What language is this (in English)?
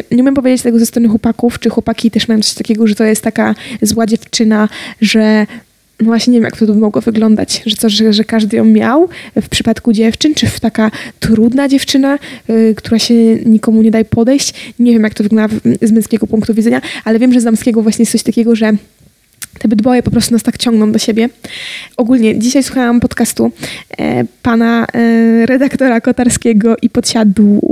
Polish